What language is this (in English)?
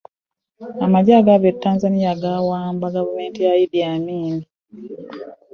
Ganda